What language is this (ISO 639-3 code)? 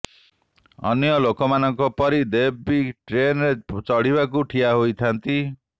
ori